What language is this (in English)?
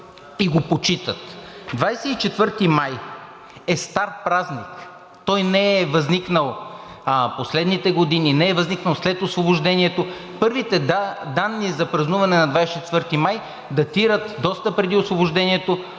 Bulgarian